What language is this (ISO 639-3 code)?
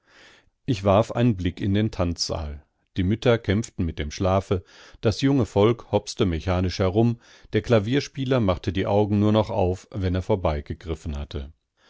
deu